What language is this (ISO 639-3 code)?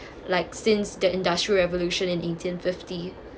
eng